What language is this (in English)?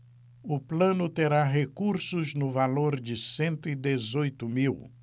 Portuguese